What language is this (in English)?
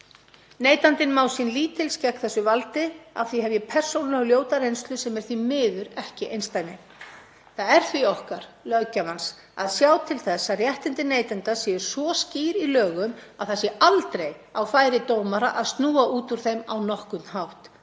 Icelandic